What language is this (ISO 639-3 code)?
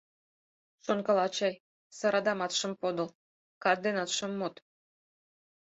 chm